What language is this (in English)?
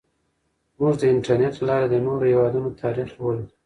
Pashto